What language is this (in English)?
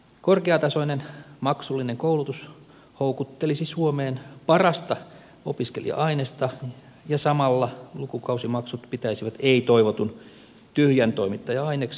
Finnish